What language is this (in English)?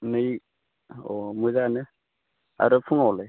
Bodo